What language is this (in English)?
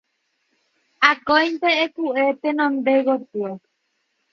Guarani